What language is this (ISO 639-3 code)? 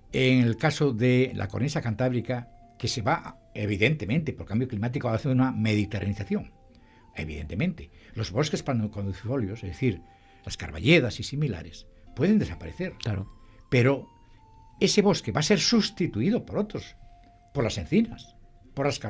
spa